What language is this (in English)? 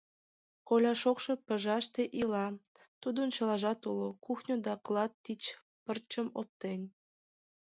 Mari